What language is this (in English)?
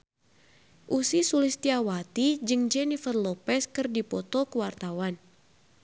Sundanese